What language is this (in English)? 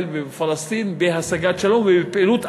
Hebrew